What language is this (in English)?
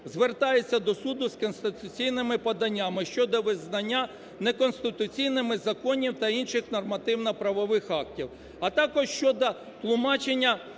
Ukrainian